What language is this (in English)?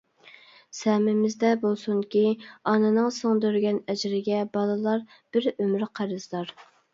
Uyghur